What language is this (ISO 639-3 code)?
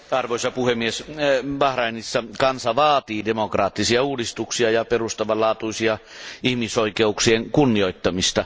fin